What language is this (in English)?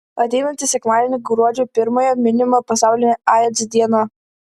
Lithuanian